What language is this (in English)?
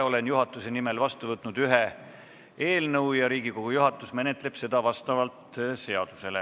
Estonian